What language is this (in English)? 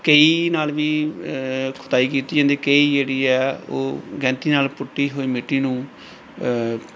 Punjabi